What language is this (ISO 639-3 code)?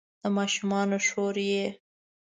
pus